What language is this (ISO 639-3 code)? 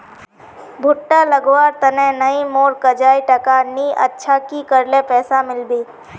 mag